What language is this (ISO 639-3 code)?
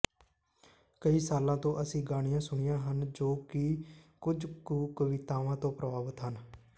pan